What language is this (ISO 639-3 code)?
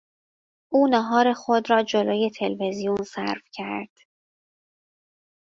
fas